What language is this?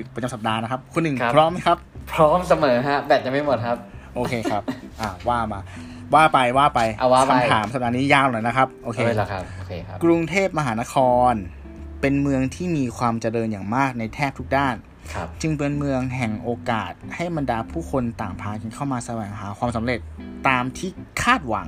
Thai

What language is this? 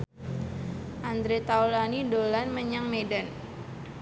Javanese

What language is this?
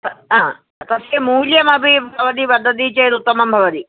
Sanskrit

